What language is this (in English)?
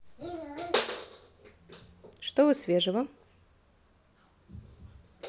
Russian